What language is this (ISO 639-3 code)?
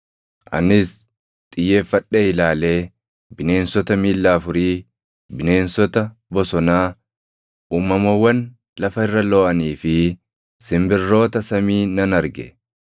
orm